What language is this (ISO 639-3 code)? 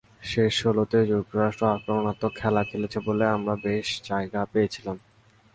ben